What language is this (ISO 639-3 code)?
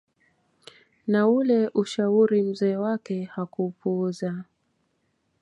swa